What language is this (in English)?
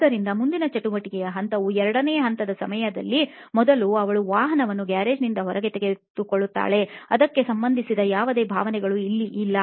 Kannada